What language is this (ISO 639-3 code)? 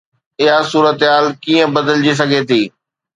snd